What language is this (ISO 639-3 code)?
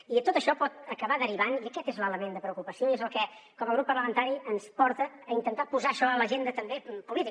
cat